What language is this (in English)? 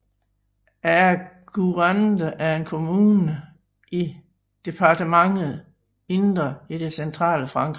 Danish